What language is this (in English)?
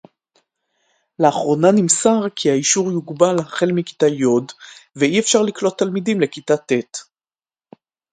Hebrew